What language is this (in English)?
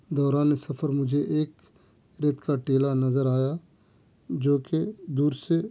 Urdu